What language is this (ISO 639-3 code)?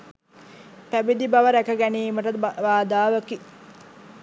sin